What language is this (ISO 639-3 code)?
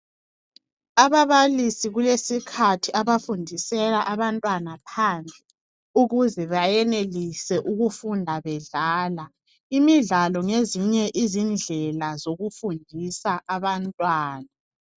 nde